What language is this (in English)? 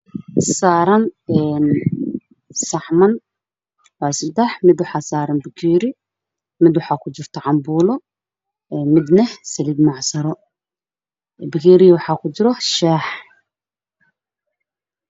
Somali